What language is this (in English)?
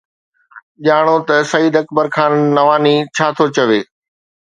Sindhi